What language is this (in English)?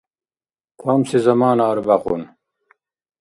Dargwa